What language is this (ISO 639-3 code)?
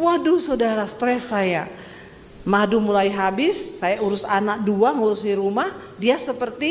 ind